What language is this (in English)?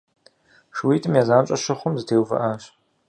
Kabardian